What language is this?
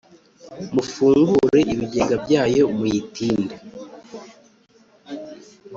Kinyarwanda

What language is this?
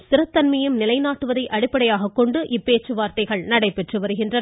Tamil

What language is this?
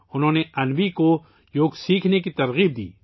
Urdu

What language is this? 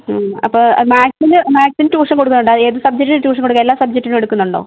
Malayalam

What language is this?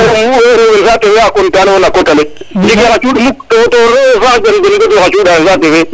Serer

